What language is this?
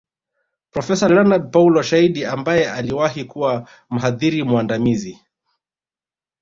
Swahili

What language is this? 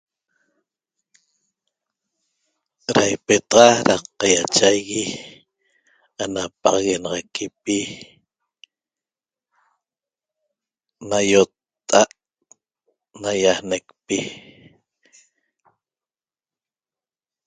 Toba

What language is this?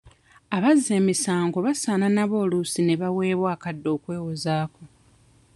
Ganda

